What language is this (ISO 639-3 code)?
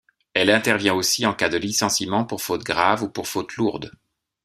fra